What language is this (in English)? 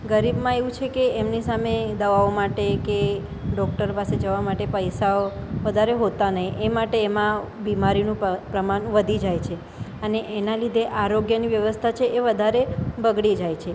Gujarati